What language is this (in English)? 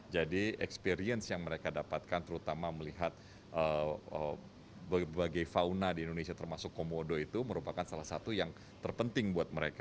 Indonesian